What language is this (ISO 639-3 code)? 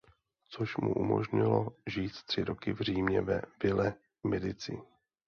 ces